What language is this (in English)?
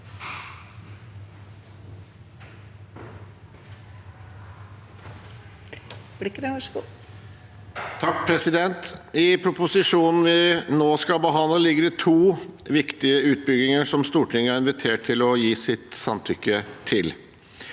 Norwegian